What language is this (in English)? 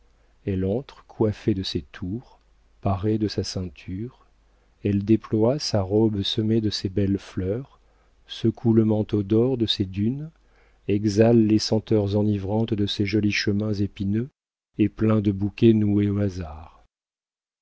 French